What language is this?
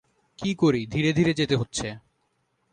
Bangla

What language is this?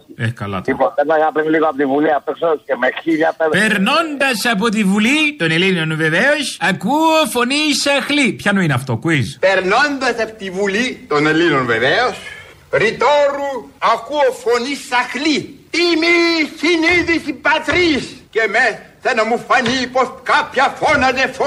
Greek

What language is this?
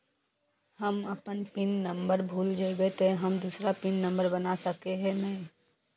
Magahi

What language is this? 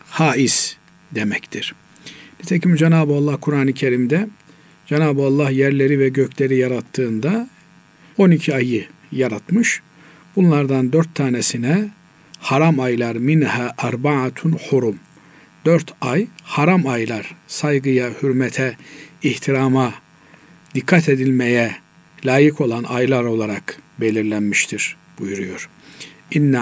Turkish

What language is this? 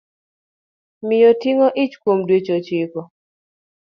Luo (Kenya and Tanzania)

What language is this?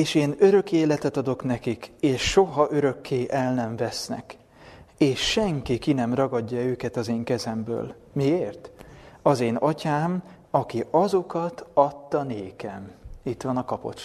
Hungarian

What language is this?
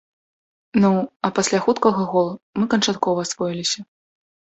Belarusian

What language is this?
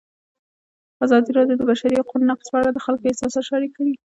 Pashto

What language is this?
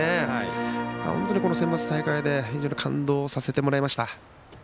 Japanese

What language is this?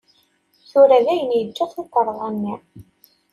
Kabyle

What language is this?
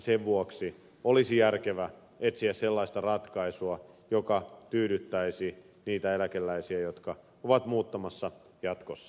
Finnish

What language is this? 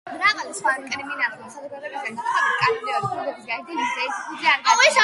Georgian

